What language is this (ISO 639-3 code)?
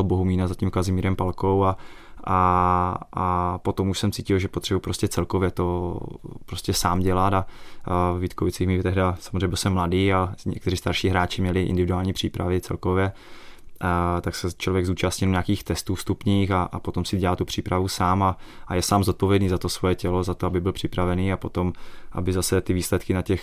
ces